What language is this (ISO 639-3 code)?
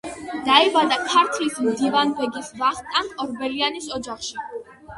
kat